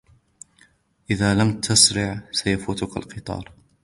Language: Arabic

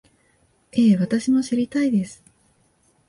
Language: Japanese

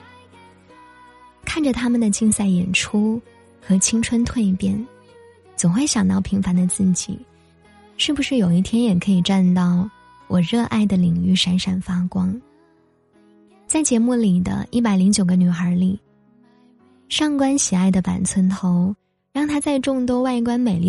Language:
Chinese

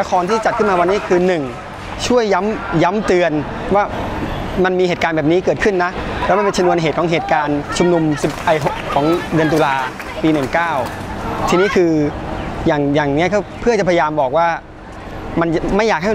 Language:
Thai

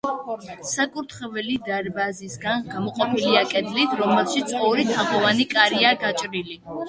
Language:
Georgian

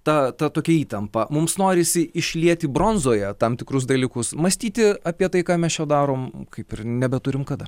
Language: Lithuanian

